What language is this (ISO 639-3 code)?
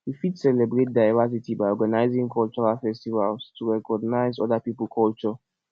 pcm